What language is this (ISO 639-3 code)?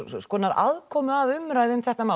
isl